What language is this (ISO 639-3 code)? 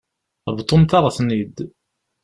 kab